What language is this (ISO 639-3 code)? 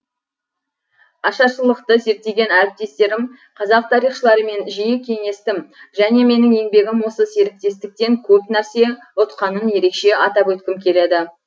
kaz